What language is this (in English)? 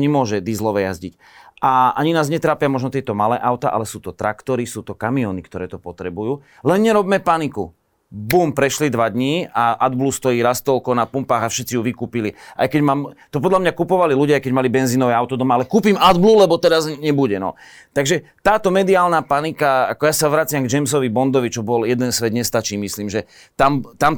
Slovak